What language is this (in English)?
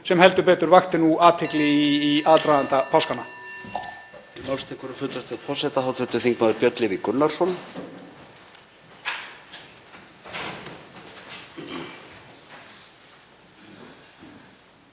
Icelandic